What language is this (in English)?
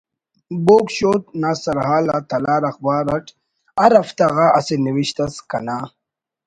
Brahui